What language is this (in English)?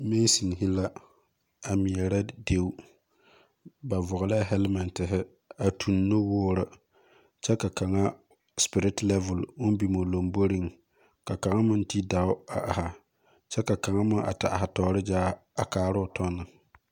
Southern Dagaare